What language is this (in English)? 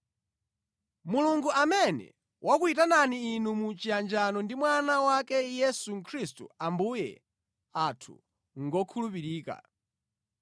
Nyanja